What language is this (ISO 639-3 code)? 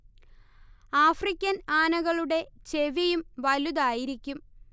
mal